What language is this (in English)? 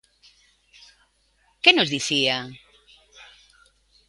Galician